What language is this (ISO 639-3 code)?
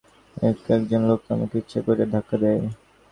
ben